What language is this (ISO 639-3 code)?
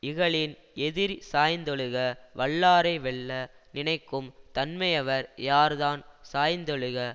tam